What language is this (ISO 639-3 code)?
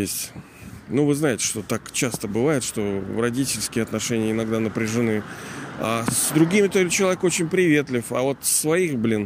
rus